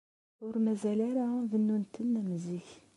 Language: Kabyle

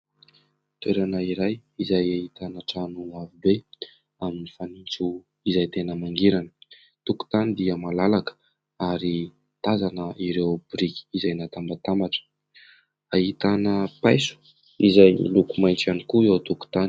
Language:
Malagasy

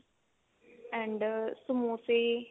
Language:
Punjabi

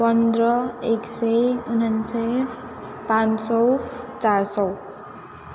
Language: Nepali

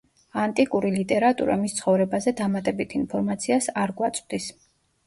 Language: Georgian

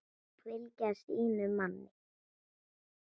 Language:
Icelandic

